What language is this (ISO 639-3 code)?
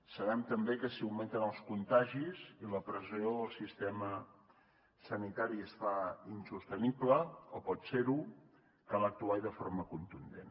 cat